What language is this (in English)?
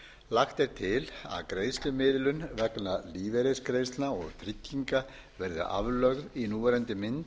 Icelandic